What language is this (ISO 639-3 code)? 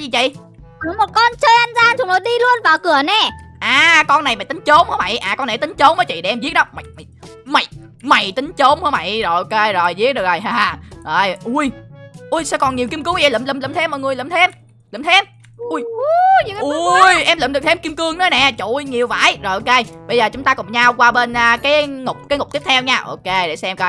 vie